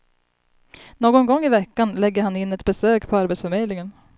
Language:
Swedish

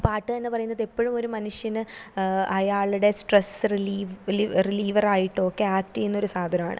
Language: Malayalam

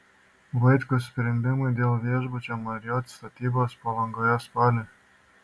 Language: Lithuanian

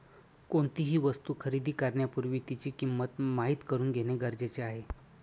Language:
Marathi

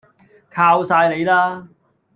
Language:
Cantonese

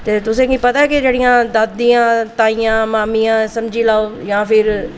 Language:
Dogri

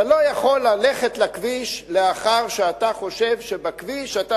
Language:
Hebrew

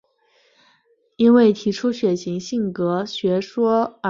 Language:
Chinese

